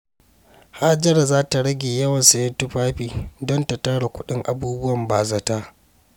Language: Hausa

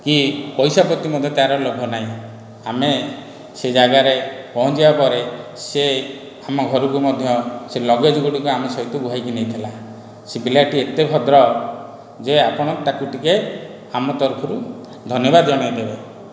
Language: Odia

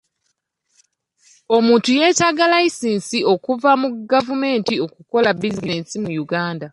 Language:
Ganda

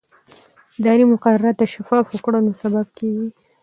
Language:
Pashto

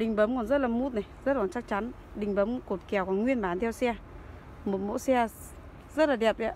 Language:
Vietnamese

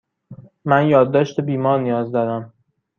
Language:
Persian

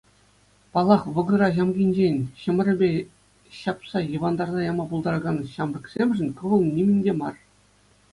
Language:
Chuvash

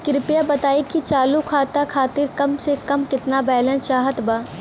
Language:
Bhojpuri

